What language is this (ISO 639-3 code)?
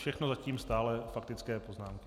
ces